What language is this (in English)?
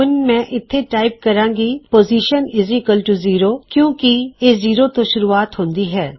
Punjabi